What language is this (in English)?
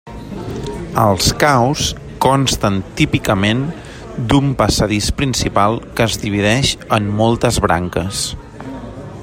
Catalan